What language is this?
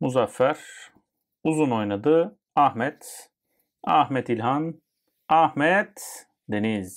Turkish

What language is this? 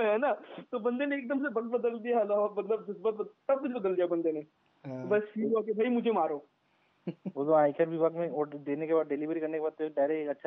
Hindi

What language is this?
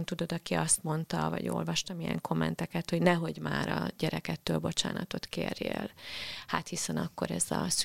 Hungarian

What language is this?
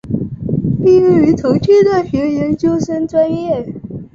Chinese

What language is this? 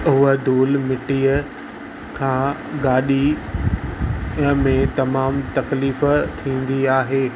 Sindhi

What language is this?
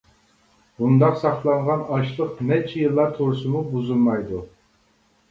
Uyghur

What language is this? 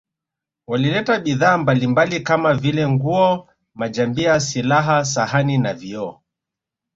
Swahili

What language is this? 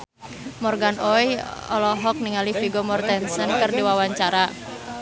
Sundanese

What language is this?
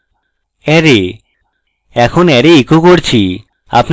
Bangla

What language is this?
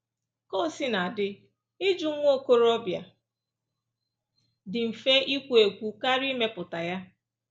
Igbo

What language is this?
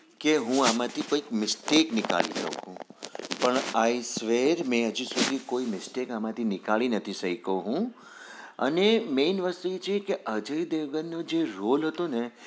Gujarati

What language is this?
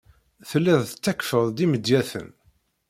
Kabyle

